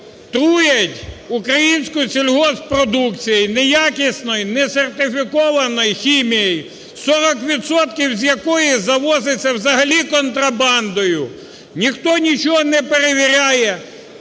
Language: Ukrainian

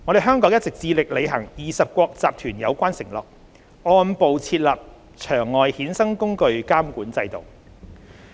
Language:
Cantonese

